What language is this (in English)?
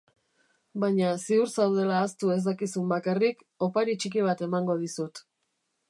Basque